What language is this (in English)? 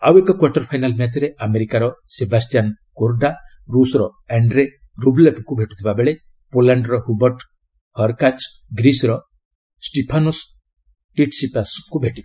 Odia